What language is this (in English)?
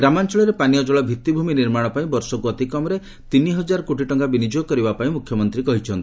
Odia